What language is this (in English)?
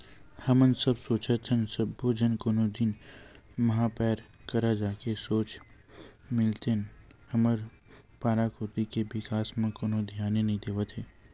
Chhattisgarhi